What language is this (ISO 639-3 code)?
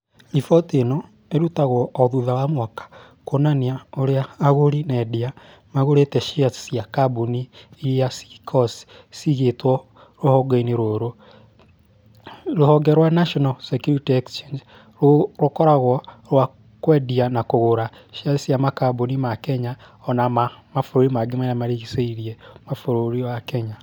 kik